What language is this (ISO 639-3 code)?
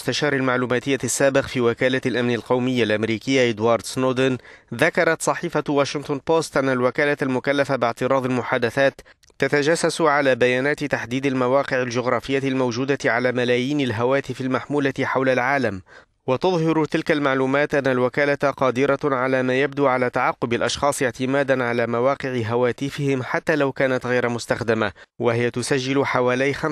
ara